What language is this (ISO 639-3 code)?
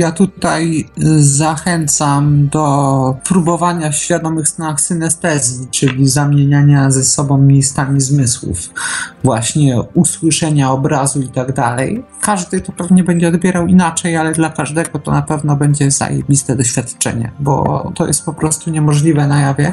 pol